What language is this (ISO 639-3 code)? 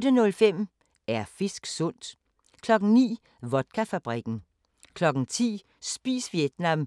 dan